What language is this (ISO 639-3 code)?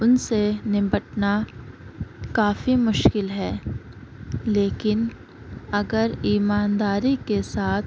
urd